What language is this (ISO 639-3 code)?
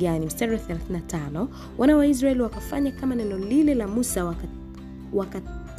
swa